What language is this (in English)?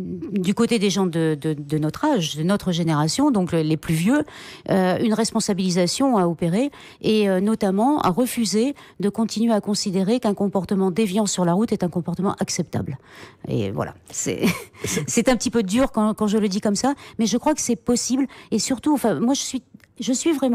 French